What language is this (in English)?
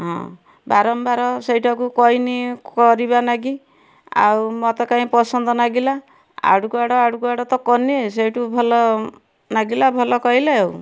Odia